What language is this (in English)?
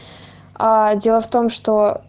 Russian